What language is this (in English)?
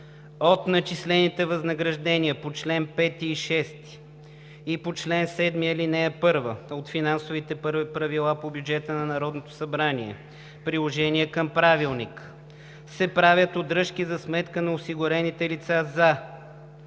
Bulgarian